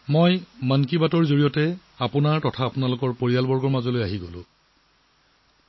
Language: Assamese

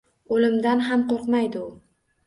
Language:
Uzbek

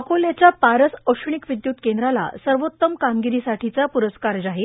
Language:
Marathi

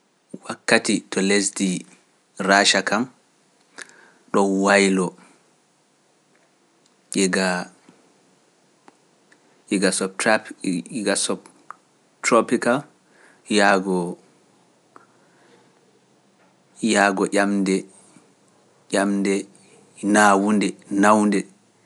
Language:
Pular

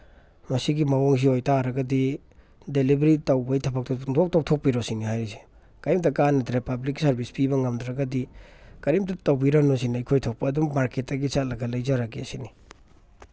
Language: Manipuri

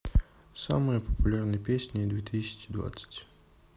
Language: Russian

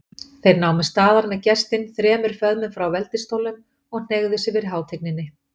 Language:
Icelandic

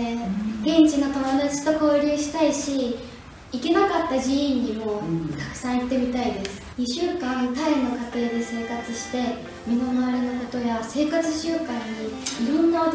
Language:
Japanese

